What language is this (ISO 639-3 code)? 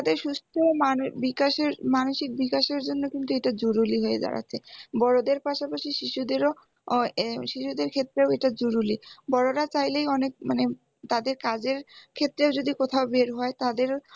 ben